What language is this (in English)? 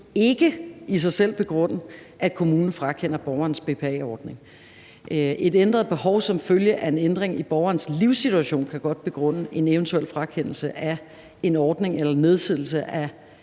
Danish